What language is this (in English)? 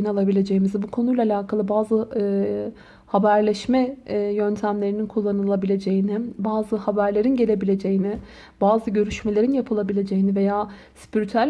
Turkish